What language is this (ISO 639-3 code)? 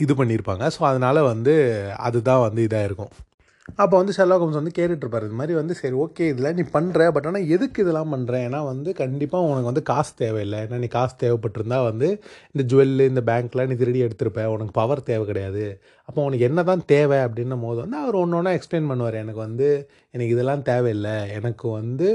tam